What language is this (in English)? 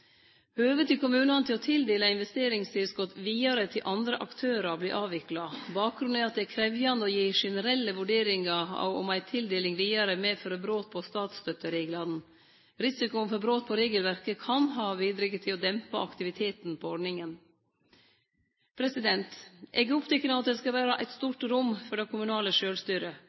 Norwegian Nynorsk